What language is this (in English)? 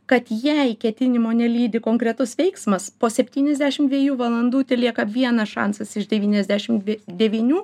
Lithuanian